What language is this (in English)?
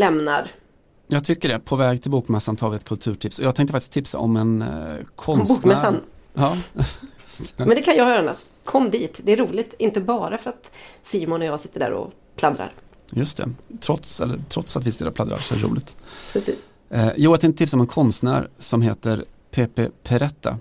Swedish